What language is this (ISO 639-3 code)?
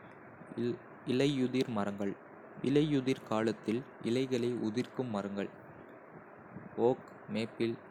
kfe